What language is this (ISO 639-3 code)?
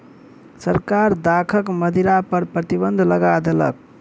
mai